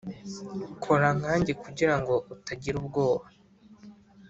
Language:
Kinyarwanda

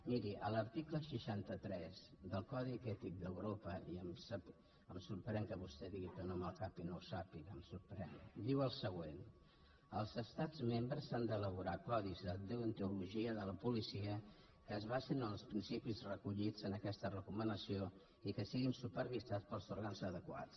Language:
Catalan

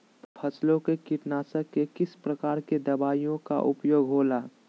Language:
Magahi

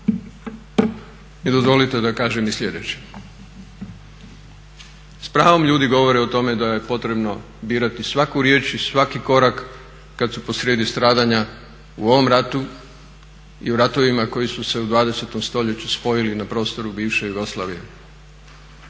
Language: Croatian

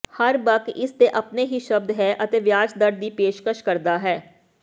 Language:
Punjabi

